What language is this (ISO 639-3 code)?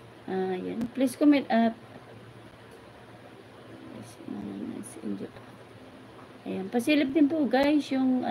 fil